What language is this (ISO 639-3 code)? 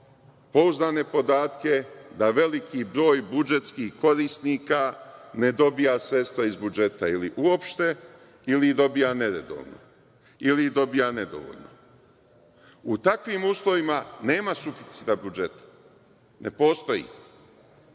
srp